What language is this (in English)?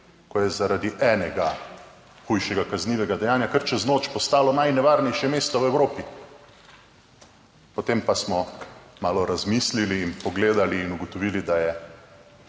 Slovenian